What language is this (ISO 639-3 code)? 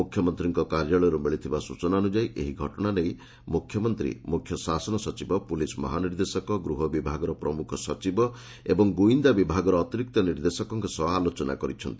ori